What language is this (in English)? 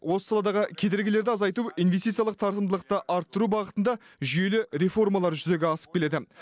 Kazakh